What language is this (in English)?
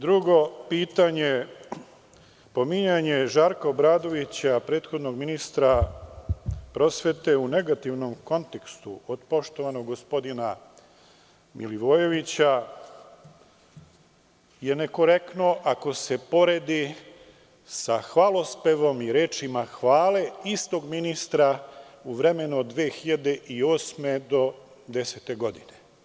Serbian